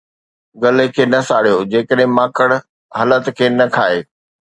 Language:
Sindhi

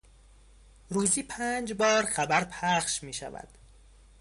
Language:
Persian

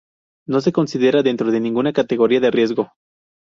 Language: Spanish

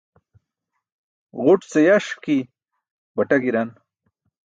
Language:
Burushaski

